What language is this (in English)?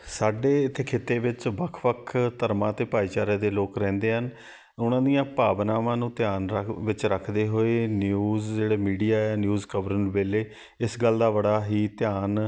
Punjabi